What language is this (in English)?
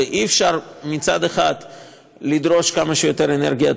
Hebrew